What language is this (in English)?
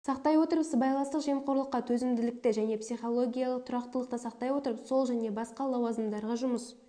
Kazakh